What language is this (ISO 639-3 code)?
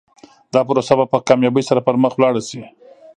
pus